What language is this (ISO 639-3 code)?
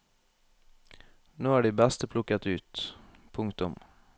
nor